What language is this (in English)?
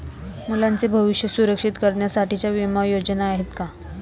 Marathi